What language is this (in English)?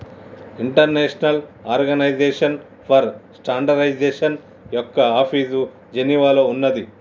Telugu